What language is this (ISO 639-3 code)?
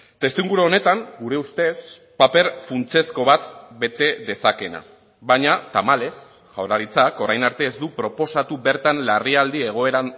eus